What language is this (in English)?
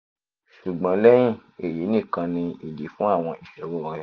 Yoruba